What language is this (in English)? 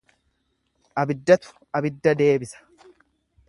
Oromo